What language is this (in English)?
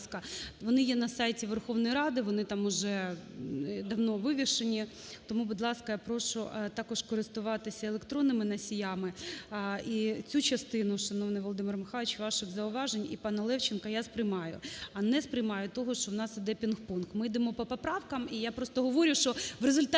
Ukrainian